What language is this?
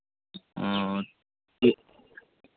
Hindi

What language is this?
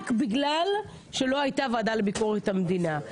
Hebrew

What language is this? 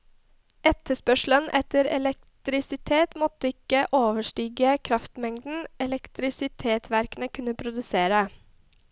Norwegian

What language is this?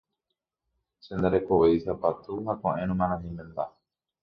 Guarani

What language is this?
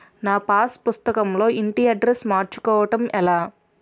Telugu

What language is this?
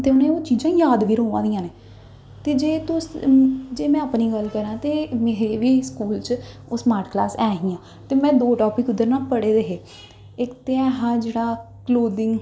Dogri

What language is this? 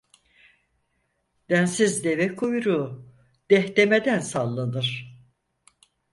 Turkish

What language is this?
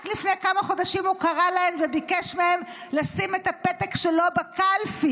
Hebrew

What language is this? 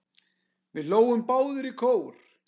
Icelandic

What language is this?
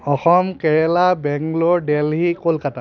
Assamese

